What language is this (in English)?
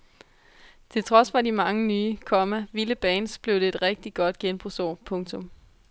Danish